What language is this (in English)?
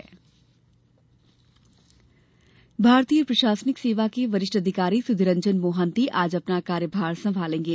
Hindi